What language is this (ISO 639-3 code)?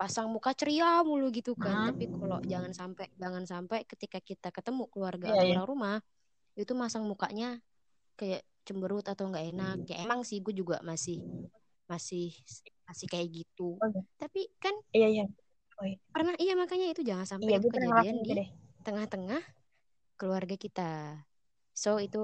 ind